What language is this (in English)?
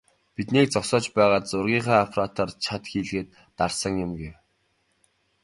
Mongolian